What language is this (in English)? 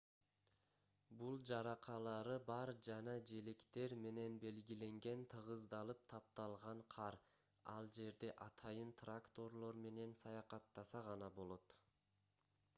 Kyrgyz